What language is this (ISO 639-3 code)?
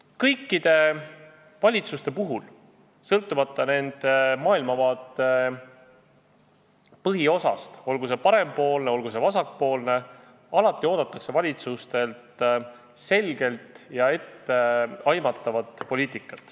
est